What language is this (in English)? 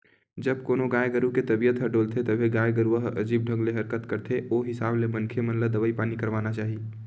Chhattisgarhi